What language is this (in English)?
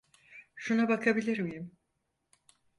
Turkish